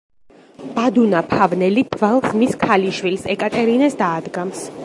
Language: Georgian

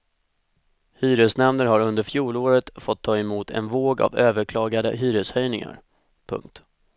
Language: Swedish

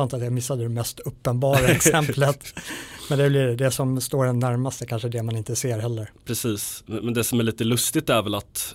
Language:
Swedish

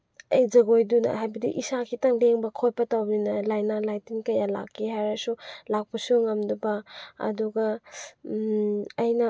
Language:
Manipuri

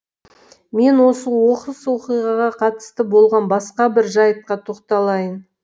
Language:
Kazakh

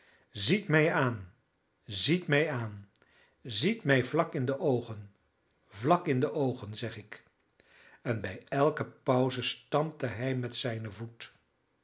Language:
Dutch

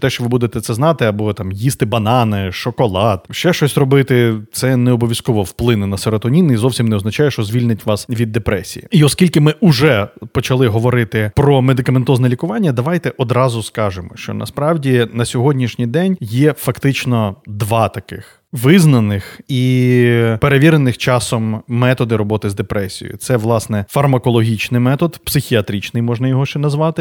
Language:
Ukrainian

